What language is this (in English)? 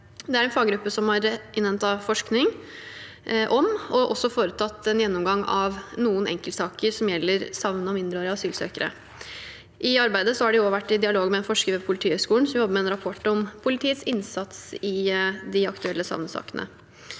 Norwegian